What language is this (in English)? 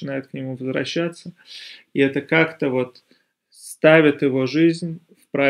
Russian